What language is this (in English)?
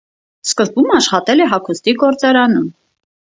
Armenian